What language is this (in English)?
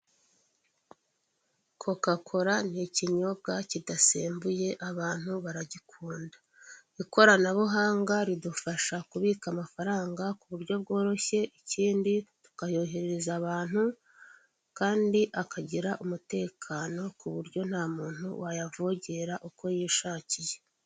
Kinyarwanda